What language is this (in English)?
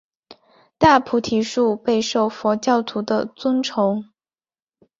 Chinese